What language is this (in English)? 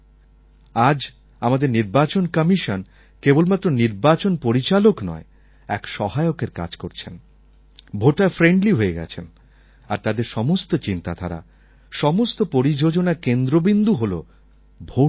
Bangla